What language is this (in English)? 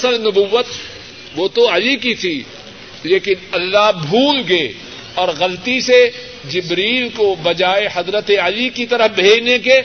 Urdu